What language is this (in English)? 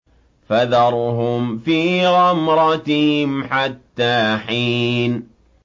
Arabic